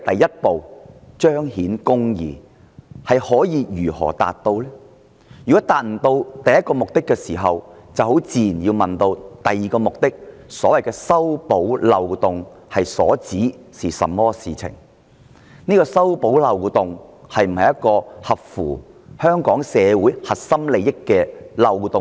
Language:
Cantonese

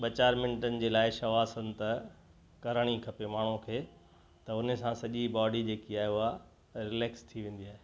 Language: Sindhi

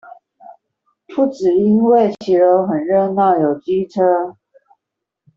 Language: Chinese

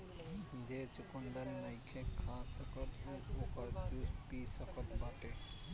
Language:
Bhojpuri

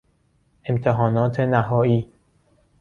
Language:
Persian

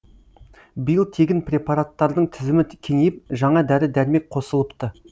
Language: Kazakh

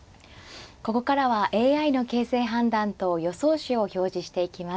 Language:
Japanese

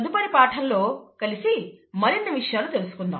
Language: Telugu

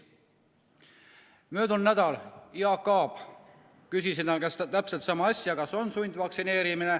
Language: Estonian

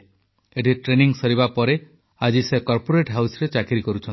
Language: Odia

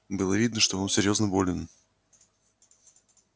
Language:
Russian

